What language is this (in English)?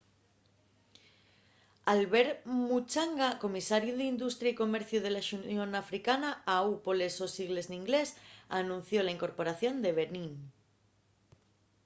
Asturian